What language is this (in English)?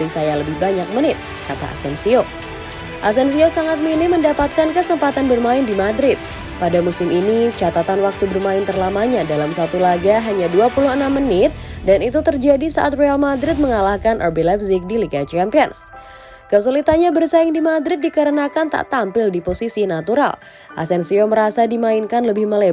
Indonesian